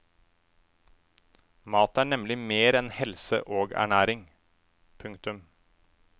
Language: Norwegian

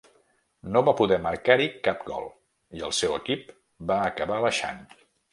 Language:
Catalan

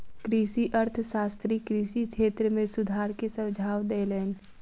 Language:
Maithili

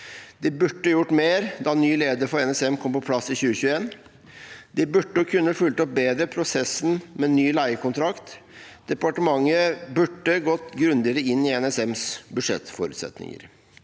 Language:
Norwegian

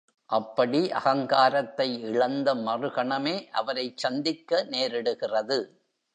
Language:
Tamil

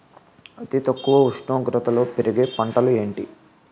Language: Telugu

